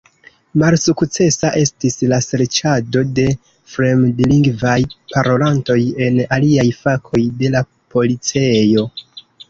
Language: Esperanto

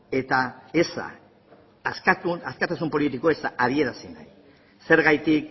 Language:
Basque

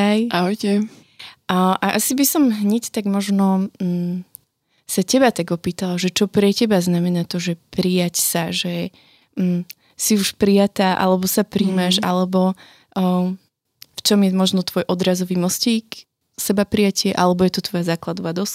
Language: Slovak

